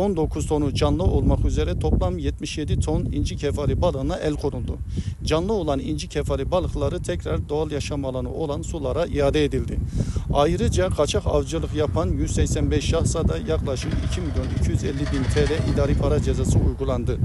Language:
Turkish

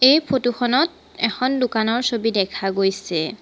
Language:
Assamese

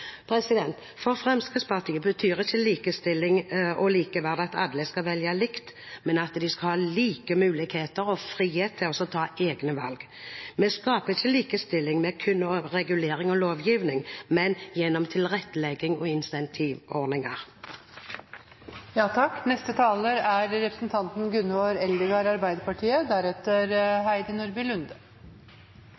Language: Norwegian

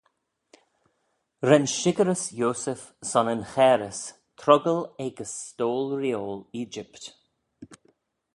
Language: Manx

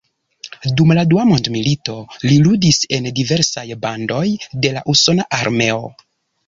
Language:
Esperanto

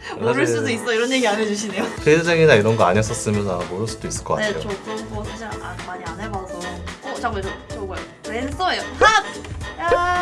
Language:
Korean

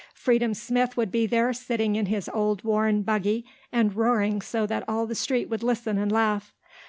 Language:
English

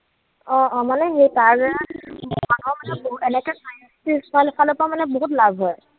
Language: Assamese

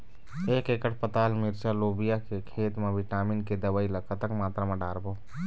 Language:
Chhattisgarhi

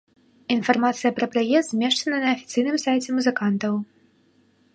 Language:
Belarusian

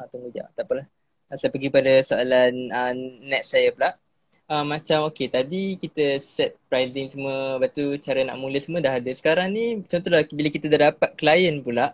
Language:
Malay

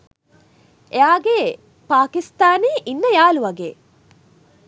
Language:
Sinhala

